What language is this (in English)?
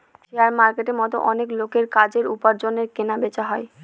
Bangla